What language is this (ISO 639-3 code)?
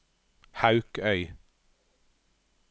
nor